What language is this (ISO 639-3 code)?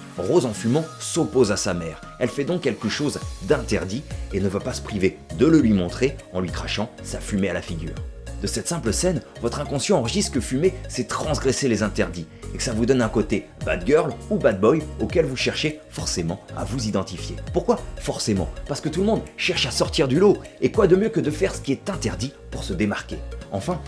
fra